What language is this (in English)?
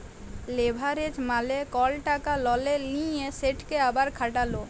Bangla